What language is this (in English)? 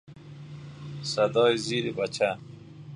Persian